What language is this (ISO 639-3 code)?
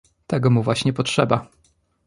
pol